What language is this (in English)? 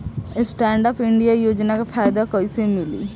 Bhojpuri